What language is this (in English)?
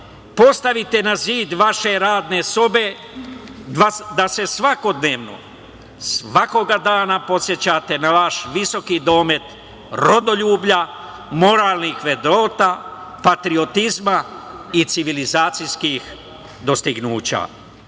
Serbian